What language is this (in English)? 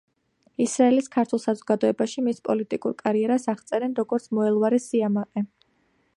Georgian